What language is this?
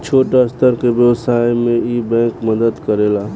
Bhojpuri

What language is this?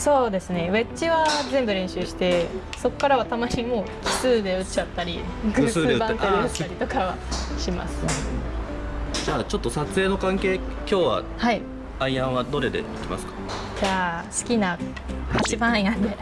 Japanese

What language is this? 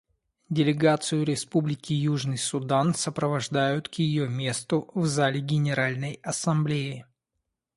Russian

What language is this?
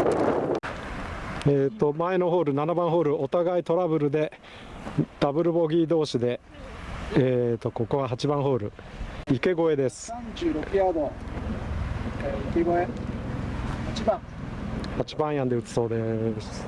Japanese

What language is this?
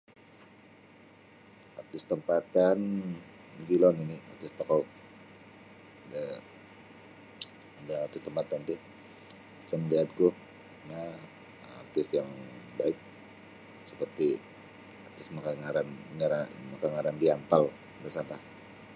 Sabah Bisaya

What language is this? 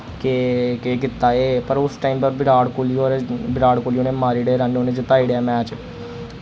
Dogri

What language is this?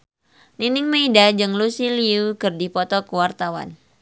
Sundanese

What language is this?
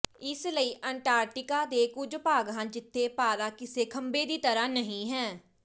Punjabi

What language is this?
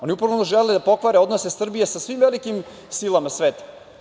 Serbian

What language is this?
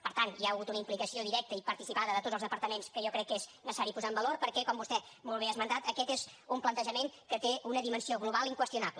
Catalan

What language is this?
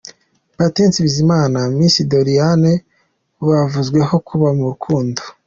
Kinyarwanda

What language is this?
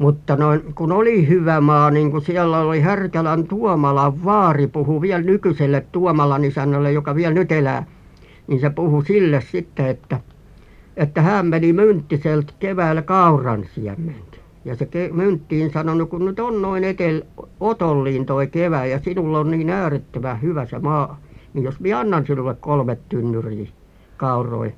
Finnish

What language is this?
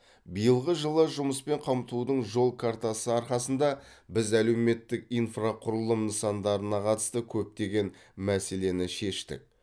Kazakh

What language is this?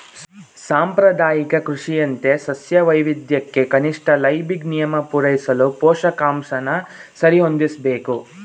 Kannada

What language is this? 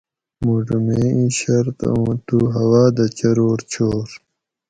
Gawri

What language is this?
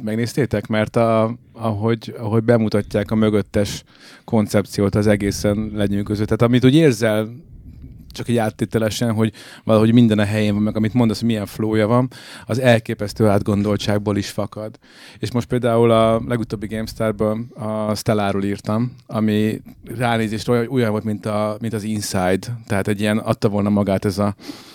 Hungarian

